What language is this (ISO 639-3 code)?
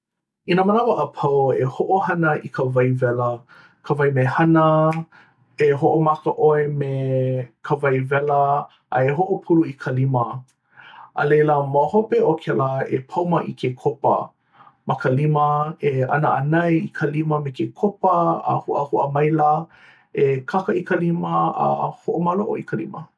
haw